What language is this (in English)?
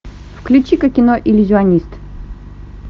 Russian